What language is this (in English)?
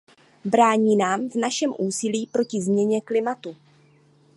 Czech